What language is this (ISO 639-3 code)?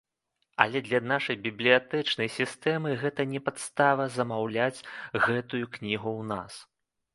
bel